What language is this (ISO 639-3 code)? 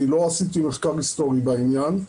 heb